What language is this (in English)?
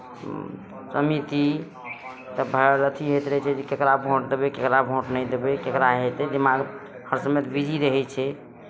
Maithili